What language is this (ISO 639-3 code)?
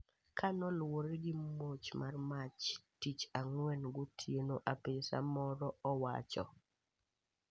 luo